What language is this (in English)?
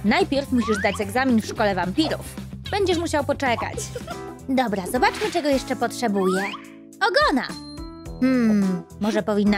Polish